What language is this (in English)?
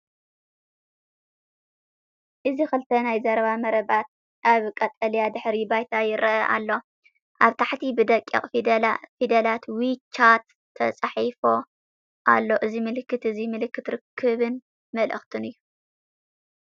Tigrinya